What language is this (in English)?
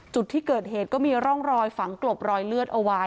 Thai